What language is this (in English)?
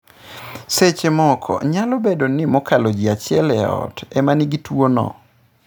Luo (Kenya and Tanzania)